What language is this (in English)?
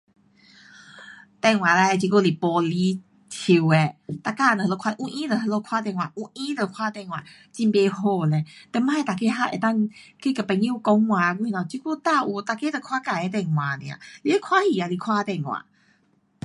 Pu-Xian Chinese